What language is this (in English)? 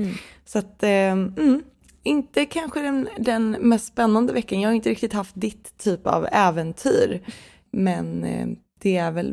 Swedish